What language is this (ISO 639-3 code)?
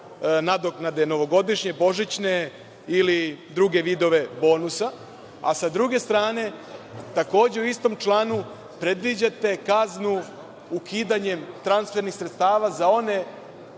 srp